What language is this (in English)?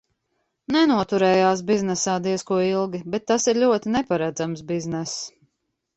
Latvian